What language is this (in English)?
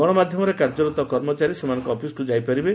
Odia